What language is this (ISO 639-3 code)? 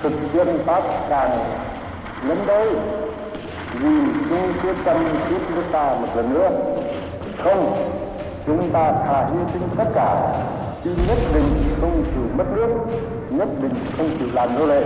vie